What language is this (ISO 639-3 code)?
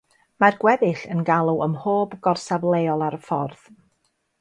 cym